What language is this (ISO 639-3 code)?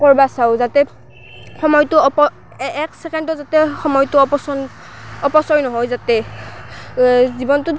asm